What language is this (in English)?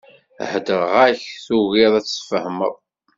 Kabyle